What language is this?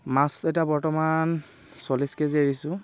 Assamese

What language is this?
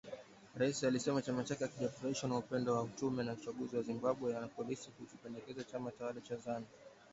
Swahili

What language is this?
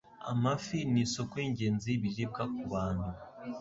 Kinyarwanda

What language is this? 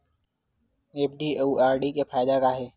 Chhattisgarhi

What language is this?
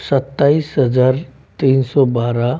Hindi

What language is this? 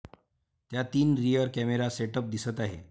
Marathi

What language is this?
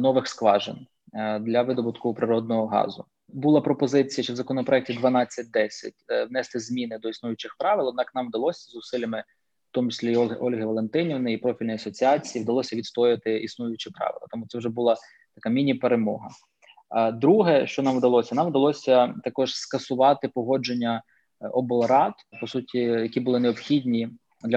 Ukrainian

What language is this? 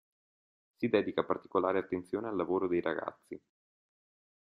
Italian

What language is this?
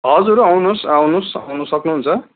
Nepali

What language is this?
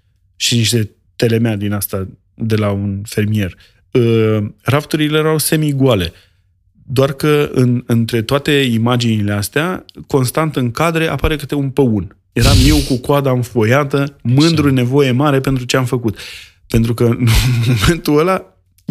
Romanian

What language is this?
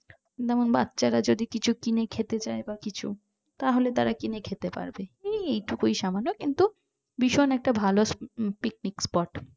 Bangla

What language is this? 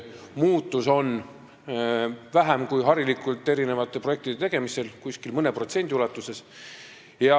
Estonian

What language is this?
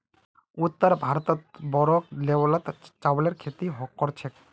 Magahi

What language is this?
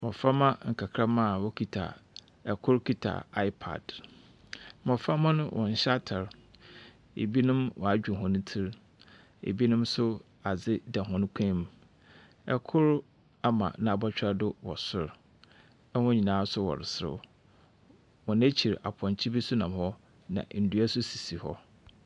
Akan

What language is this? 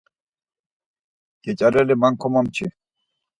Laz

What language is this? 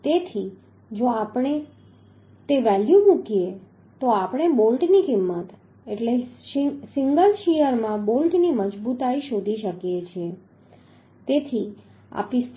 Gujarati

